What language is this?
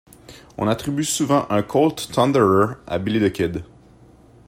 French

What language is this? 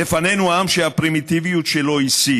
Hebrew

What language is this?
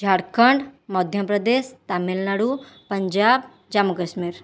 Odia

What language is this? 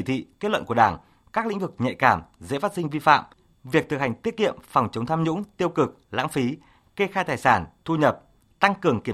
Vietnamese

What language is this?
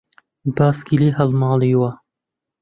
Central Kurdish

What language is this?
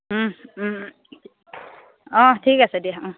Assamese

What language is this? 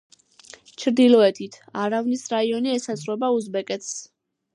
Georgian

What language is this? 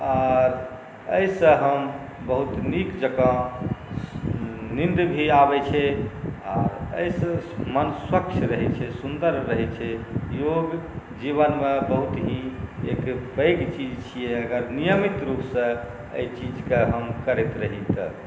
Maithili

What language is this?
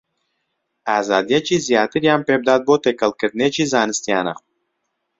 Central Kurdish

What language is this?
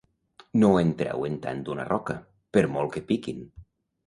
Catalan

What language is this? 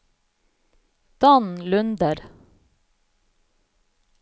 Norwegian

